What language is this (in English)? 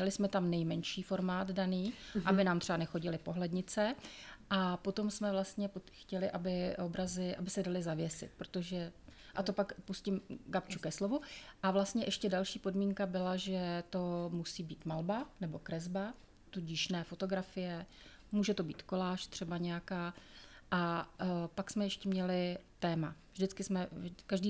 Czech